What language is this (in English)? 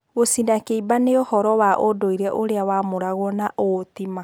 Kikuyu